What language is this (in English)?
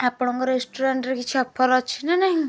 Odia